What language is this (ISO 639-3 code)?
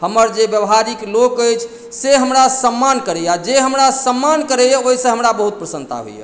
mai